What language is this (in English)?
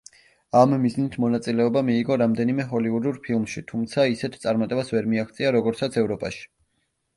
Georgian